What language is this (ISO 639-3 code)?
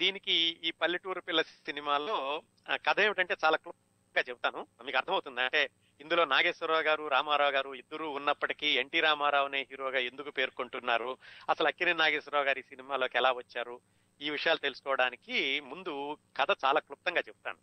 tel